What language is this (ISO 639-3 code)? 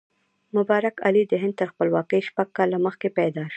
pus